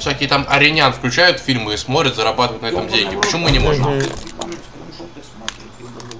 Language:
Russian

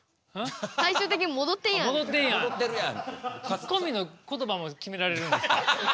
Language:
Japanese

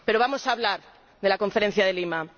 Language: Spanish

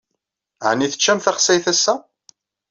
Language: Kabyle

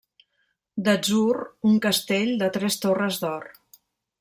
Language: Catalan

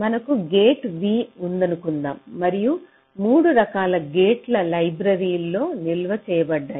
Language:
Telugu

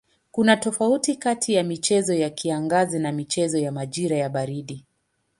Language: Swahili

